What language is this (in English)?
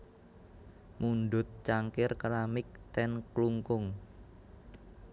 Javanese